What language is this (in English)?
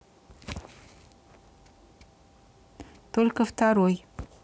Russian